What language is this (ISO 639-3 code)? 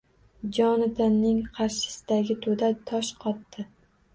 uzb